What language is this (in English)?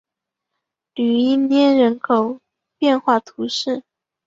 Chinese